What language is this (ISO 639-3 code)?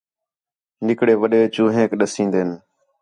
xhe